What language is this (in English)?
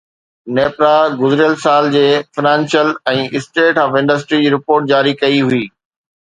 Sindhi